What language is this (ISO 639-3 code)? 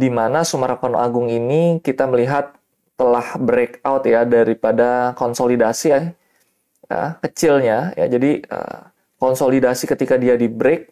ind